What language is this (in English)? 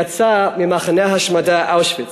Hebrew